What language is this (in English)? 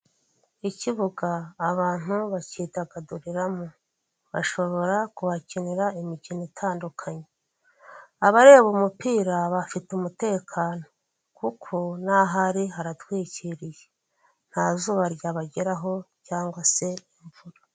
Kinyarwanda